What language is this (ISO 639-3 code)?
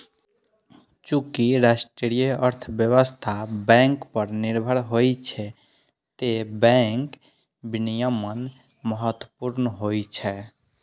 mai